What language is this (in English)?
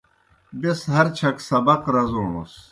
Kohistani Shina